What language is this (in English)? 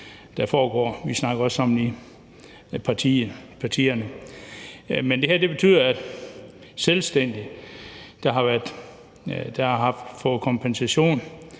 Danish